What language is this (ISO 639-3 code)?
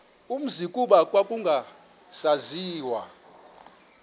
xho